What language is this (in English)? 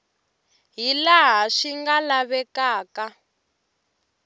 Tsonga